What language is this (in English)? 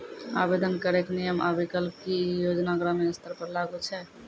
Maithili